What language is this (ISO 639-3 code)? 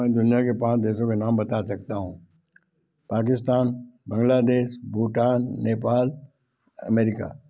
hin